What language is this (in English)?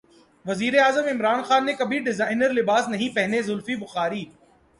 Urdu